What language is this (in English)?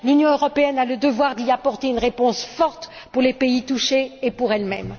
French